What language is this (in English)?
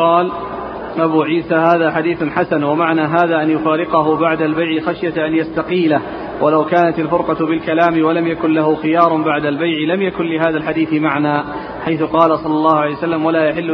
Arabic